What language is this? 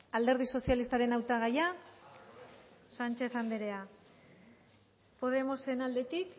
Basque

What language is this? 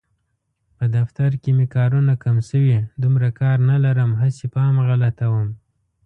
Pashto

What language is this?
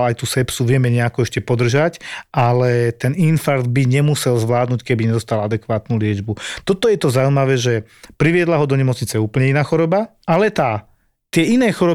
Slovak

